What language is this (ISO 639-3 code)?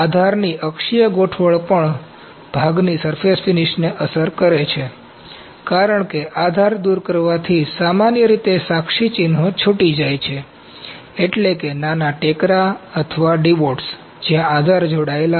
guj